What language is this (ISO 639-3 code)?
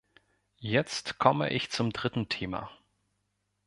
deu